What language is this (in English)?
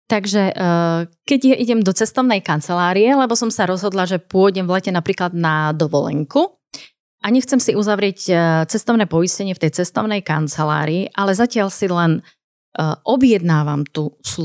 Slovak